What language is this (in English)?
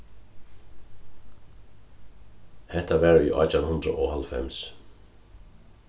Faroese